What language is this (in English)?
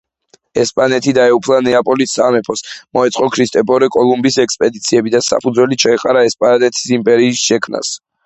Georgian